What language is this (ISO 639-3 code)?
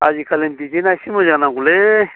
brx